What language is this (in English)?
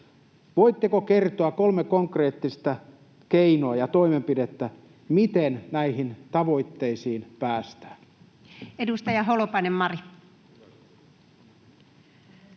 Finnish